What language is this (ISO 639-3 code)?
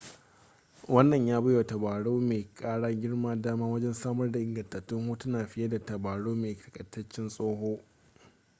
hau